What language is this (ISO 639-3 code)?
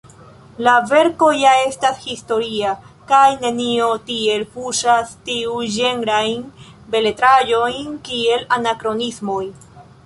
epo